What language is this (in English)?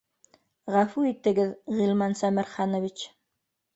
Bashkir